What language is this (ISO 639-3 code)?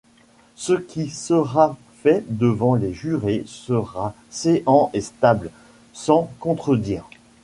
fra